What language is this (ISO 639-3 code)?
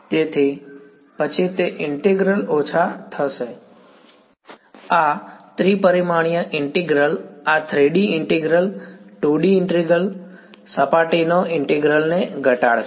guj